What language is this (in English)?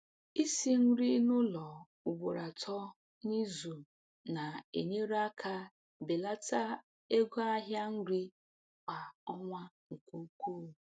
Igbo